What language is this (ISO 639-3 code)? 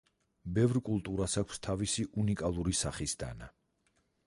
kat